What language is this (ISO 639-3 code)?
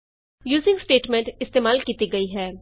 pan